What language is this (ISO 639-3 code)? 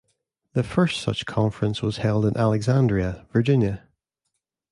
eng